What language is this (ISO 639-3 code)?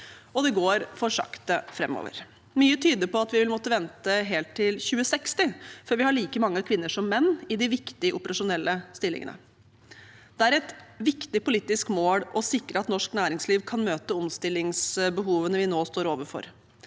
nor